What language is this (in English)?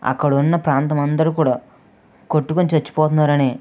Telugu